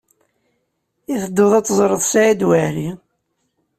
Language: Kabyle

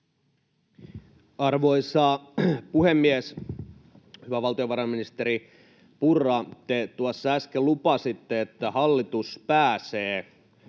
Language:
Finnish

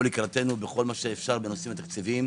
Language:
Hebrew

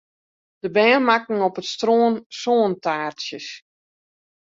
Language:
Western Frisian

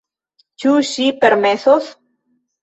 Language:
Esperanto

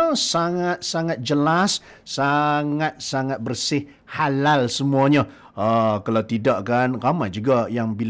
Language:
Malay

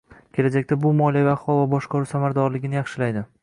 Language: Uzbek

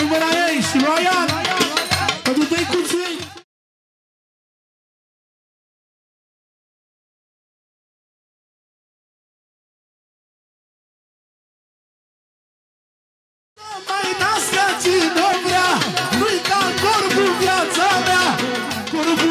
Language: Romanian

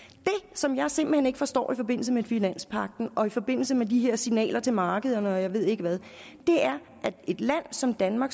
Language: Danish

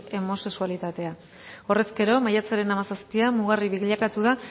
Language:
Basque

